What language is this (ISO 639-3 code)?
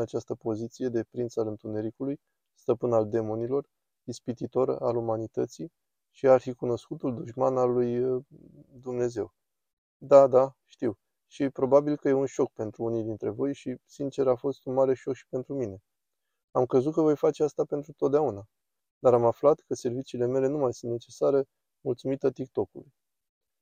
ron